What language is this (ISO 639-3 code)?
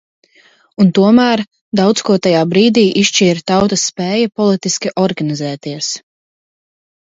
lav